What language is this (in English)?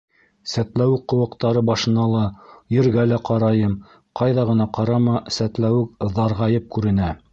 Bashkir